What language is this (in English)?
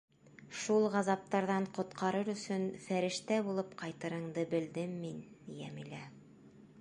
Bashkir